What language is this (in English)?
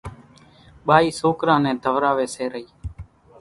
Kachi Koli